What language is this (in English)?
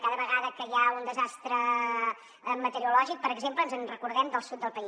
Catalan